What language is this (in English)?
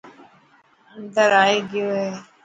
Dhatki